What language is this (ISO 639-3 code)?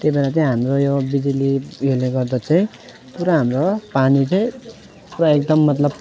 nep